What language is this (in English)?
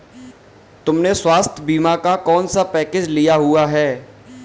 Hindi